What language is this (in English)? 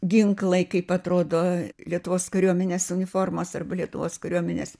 Lithuanian